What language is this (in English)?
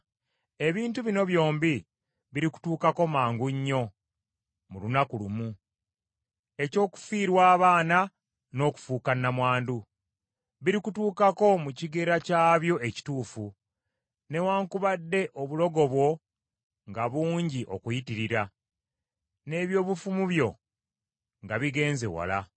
Ganda